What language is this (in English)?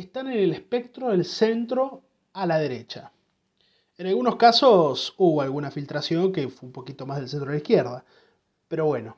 Spanish